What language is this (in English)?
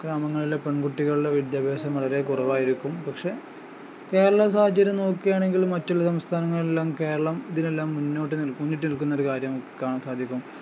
Malayalam